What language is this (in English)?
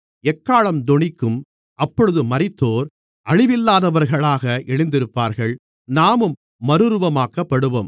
Tamil